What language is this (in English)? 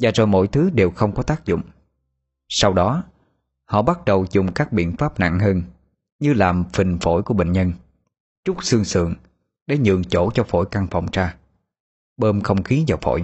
Vietnamese